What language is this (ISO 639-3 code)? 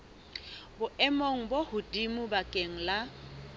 sot